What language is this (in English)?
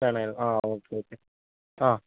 Malayalam